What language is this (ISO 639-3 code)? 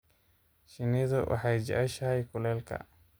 som